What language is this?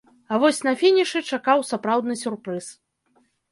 Belarusian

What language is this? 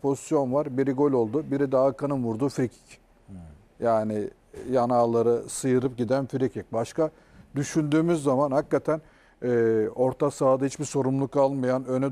Turkish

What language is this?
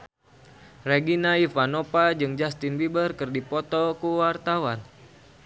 Sundanese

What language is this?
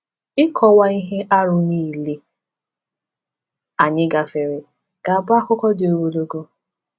Igbo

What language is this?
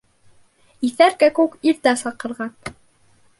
Bashkir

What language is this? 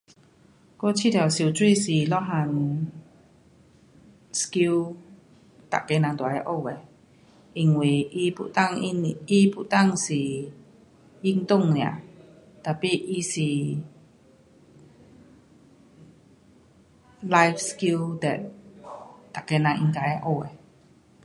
Pu-Xian Chinese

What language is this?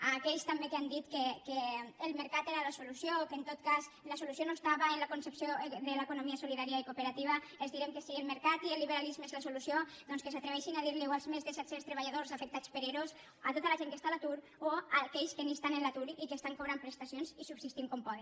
Catalan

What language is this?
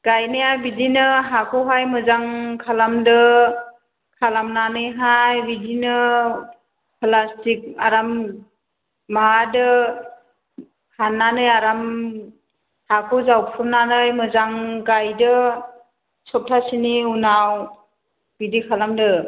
Bodo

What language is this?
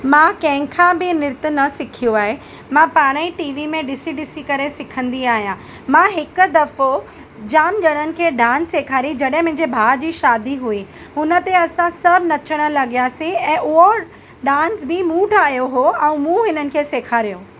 Sindhi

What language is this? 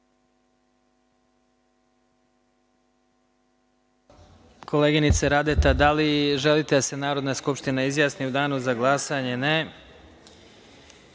Serbian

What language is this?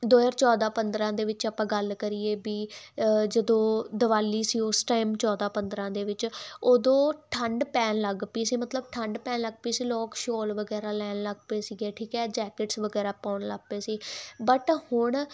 Punjabi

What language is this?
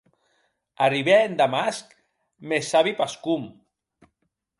Occitan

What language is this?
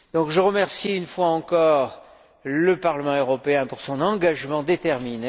French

